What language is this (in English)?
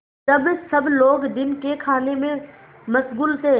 Hindi